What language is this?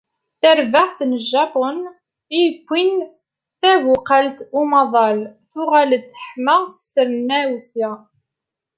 Kabyle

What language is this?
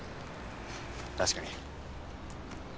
Japanese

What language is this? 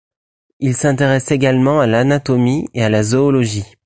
French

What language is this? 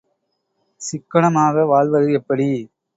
Tamil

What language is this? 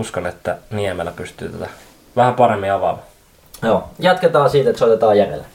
Finnish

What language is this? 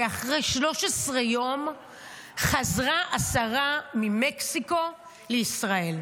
Hebrew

